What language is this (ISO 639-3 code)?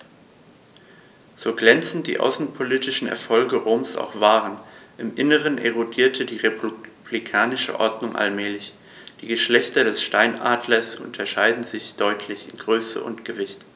deu